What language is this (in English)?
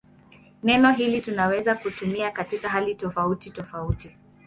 Swahili